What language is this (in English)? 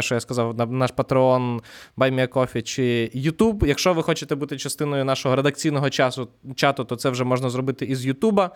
Ukrainian